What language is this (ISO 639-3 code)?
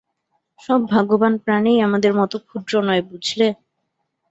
ben